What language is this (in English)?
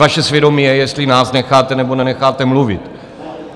Czech